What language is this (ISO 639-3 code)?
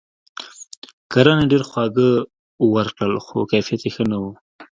pus